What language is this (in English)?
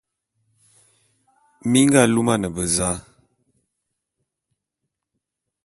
Bulu